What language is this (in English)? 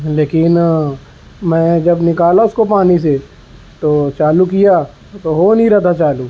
Urdu